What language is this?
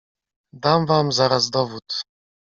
Polish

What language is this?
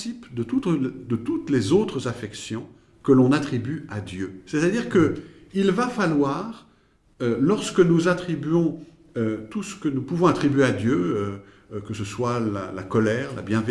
French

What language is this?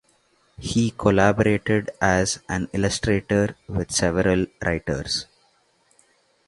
English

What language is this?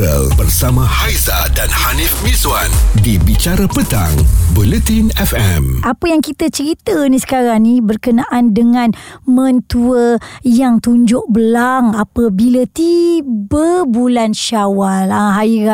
Malay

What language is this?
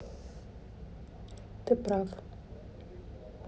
Russian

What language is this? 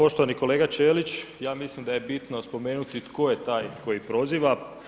Croatian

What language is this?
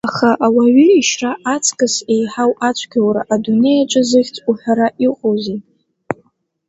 Abkhazian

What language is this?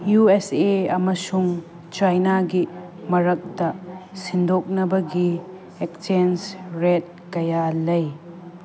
Manipuri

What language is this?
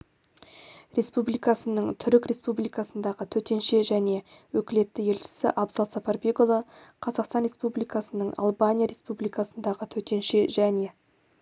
Kazakh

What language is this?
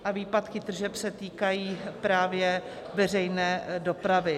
Czech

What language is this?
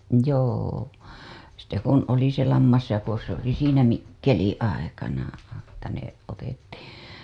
Finnish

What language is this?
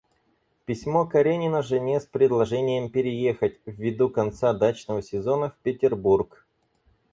Russian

